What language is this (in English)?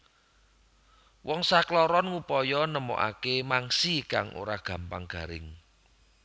Javanese